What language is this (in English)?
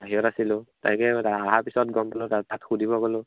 Assamese